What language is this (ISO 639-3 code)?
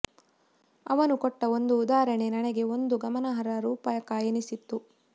kan